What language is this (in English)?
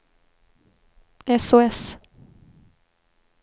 Swedish